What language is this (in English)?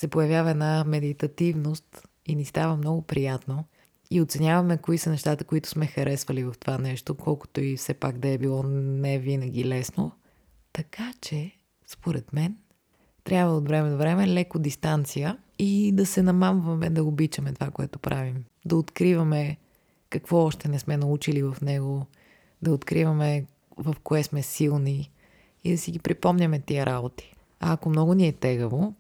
Bulgarian